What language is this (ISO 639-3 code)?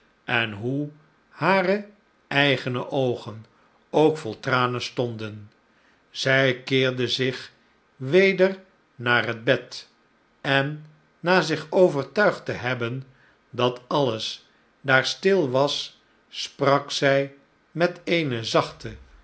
nld